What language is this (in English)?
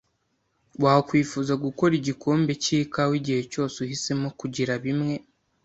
Kinyarwanda